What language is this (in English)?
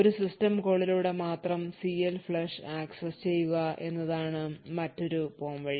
Malayalam